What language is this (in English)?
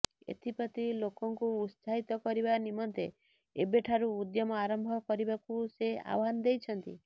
Odia